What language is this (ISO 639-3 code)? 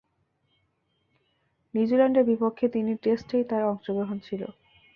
ben